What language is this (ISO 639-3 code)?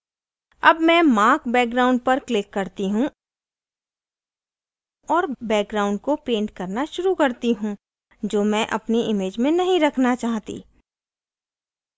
hin